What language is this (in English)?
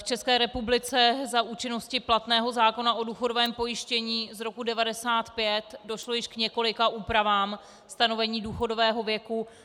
Czech